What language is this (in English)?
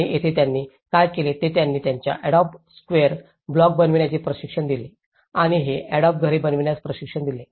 Marathi